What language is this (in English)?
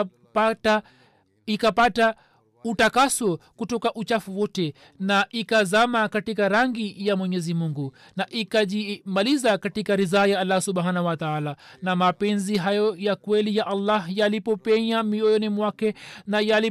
Swahili